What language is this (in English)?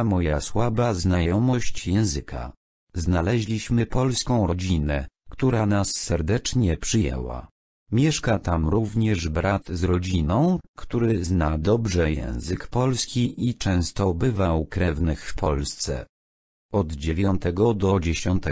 Polish